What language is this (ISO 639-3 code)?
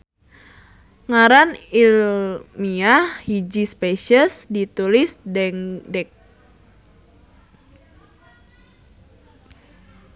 sun